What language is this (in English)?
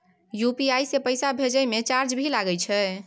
Maithili